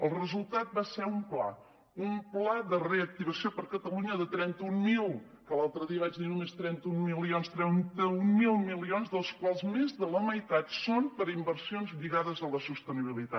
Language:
Catalan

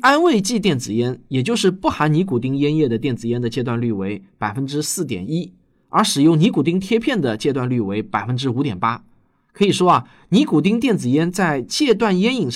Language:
Chinese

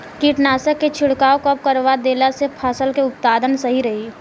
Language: Bhojpuri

